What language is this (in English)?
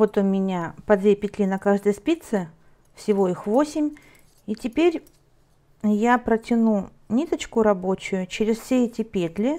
Russian